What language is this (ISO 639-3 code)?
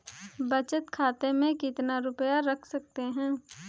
hin